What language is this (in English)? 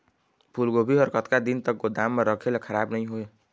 Chhattisgarhi